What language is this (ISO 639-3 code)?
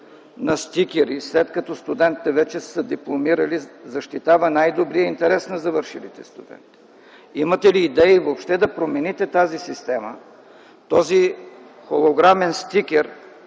bul